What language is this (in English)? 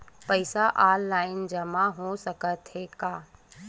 Chhattisgarhi